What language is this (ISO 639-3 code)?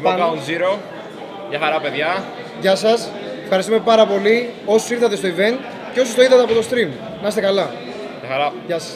ell